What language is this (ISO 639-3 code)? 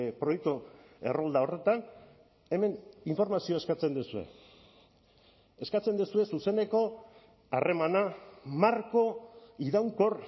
eus